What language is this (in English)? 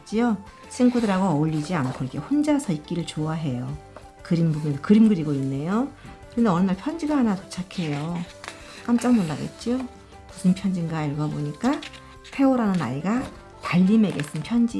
Korean